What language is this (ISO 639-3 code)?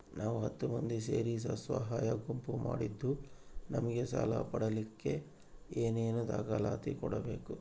kan